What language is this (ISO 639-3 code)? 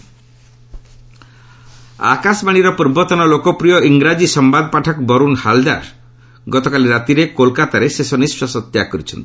ori